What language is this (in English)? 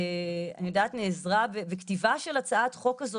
Hebrew